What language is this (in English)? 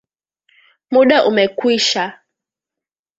Swahili